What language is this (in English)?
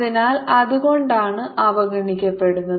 Malayalam